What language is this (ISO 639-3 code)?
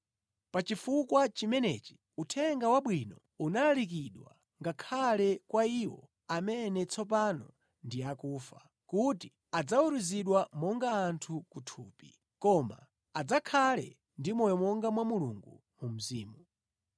nya